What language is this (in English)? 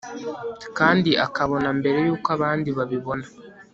Kinyarwanda